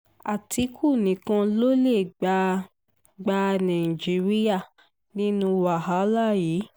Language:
Yoruba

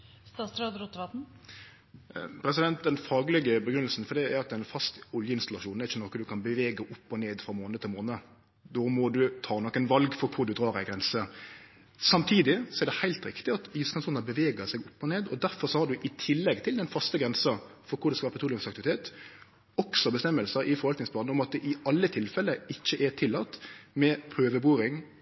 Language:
Norwegian Nynorsk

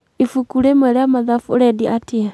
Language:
Kikuyu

